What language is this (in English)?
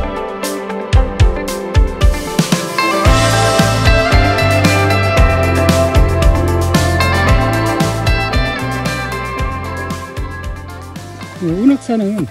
Korean